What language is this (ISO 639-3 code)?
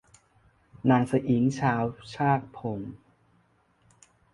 tha